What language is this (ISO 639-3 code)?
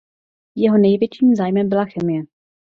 ces